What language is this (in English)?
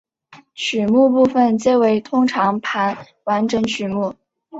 Chinese